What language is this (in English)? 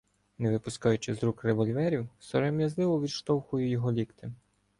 Ukrainian